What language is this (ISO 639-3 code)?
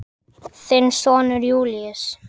isl